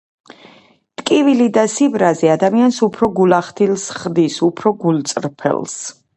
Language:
Georgian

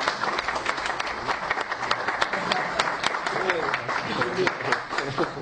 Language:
Persian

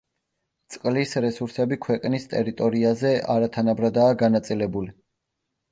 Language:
Georgian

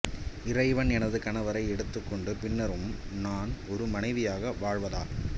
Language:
Tamil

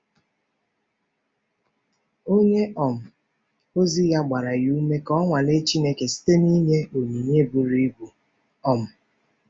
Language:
Igbo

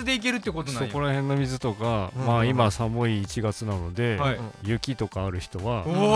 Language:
Japanese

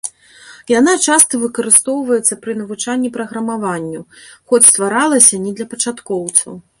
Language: Belarusian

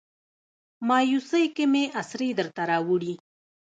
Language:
Pashto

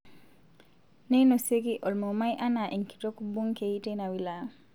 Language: Masai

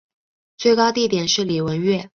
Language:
Chinese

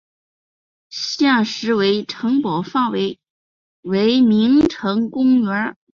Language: Chinese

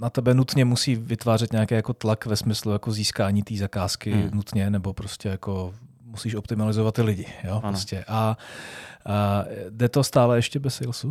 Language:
Czech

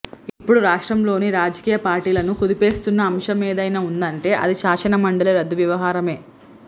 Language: Telugu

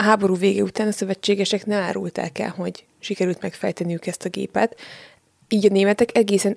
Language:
Hungarian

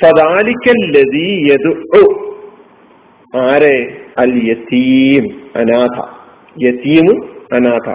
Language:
Malayalam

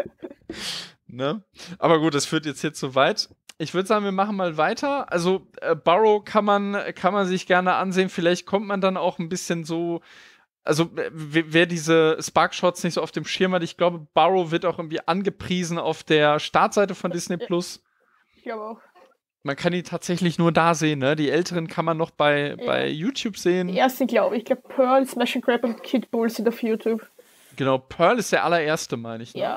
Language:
German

